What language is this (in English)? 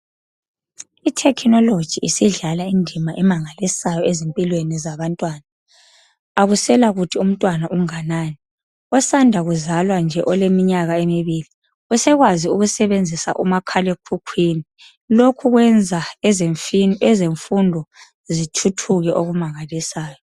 North Ndebele